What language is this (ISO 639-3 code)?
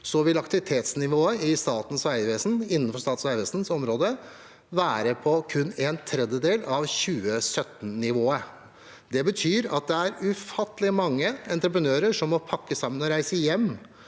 nor